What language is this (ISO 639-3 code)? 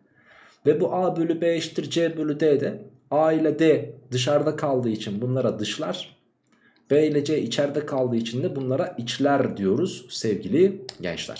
tur